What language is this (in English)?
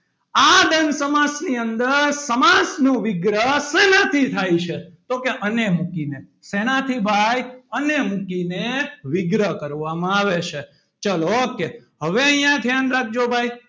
Gujarati